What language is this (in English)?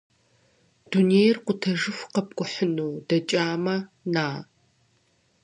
Kabardian